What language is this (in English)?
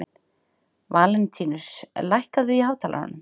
Icelandic